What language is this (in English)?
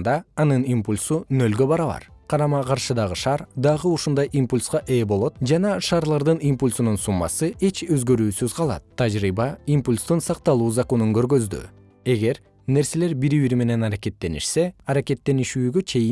Kyrgyz